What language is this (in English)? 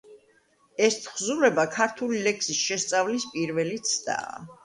Georgian